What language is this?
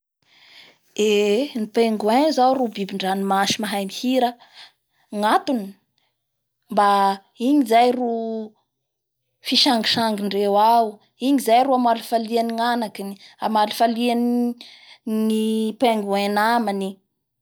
Bara Malagasy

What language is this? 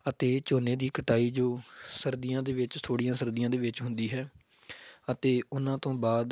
Punjabi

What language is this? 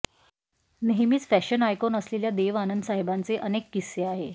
Marathi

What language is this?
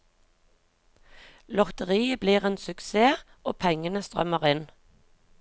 Norwegian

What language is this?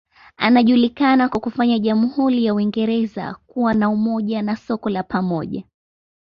Swahili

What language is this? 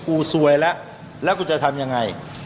Thai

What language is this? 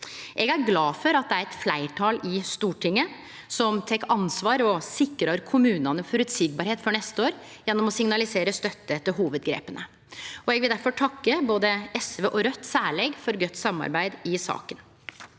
Norwegian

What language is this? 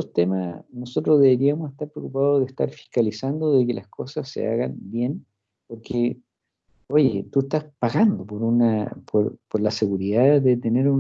Spanish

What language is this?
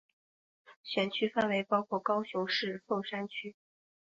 Chinese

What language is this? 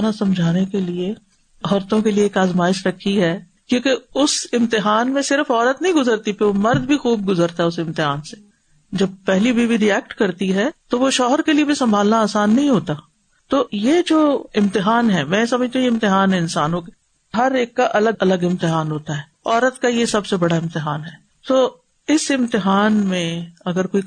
Urdu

